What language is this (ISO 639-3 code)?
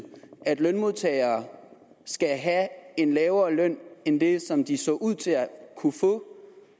dan